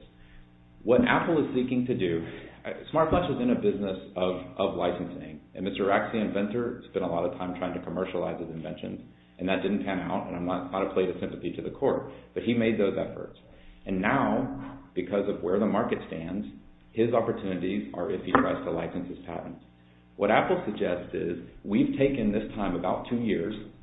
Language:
English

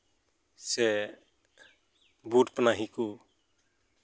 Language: Santali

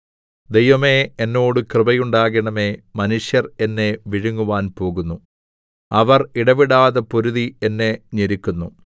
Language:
Malayalam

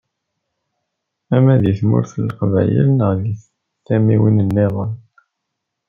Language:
Kabyle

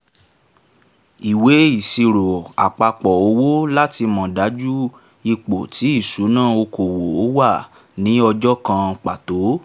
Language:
Yoruba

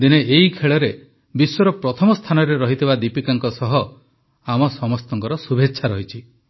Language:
Odia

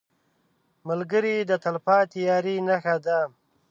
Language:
Pashto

